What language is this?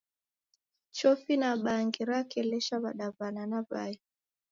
Taita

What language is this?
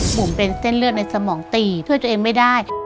Thai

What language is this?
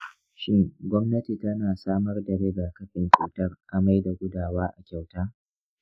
Hausa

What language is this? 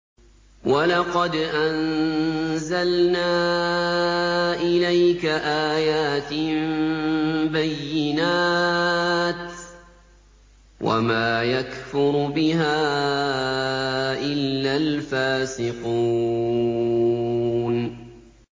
Arabic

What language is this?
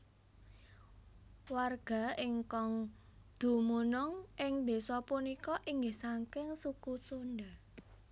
Javanese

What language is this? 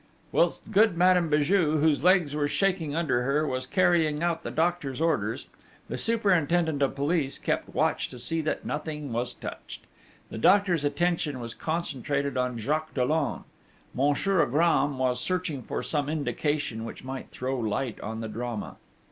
English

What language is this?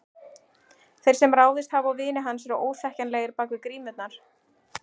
Icelandic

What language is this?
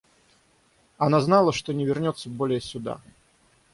Russian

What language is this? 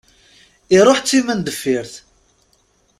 Kabyle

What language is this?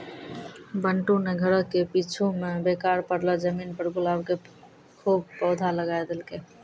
Maithili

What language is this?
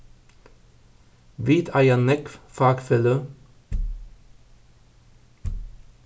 Faroese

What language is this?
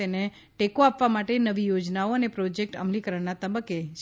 Gujarati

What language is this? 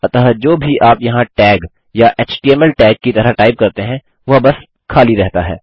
Hindi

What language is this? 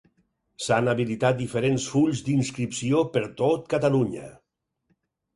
Catalan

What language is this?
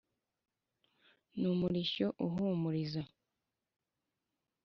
Kinyarwanda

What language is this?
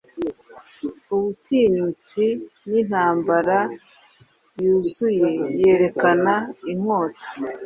Kinyarwanda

